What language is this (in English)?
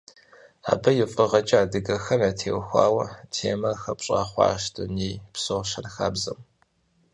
Kabardian